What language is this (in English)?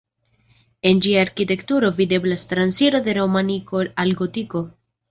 Esperanto